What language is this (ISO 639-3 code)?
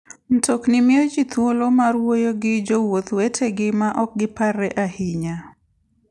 luo